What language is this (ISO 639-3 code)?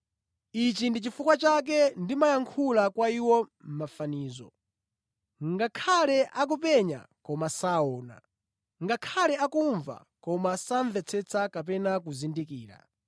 nya